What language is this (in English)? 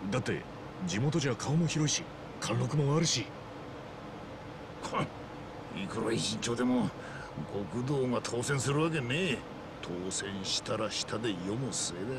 Japanese